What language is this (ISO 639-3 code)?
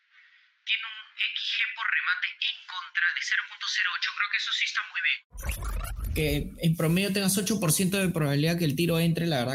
spa